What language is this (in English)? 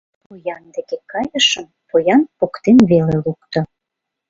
Mari